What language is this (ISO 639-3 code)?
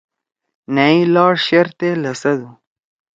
trw